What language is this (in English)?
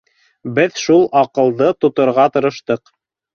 Bashkir